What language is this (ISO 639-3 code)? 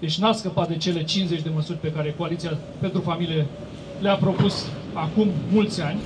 ron